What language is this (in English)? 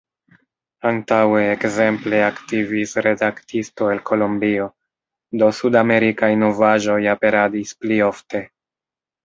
Esperanto